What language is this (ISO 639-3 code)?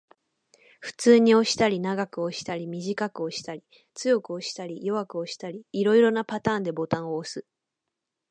jpn